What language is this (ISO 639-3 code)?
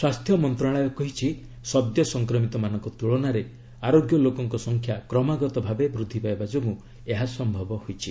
ori